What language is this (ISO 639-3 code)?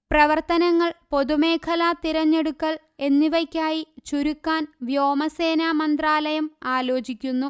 mal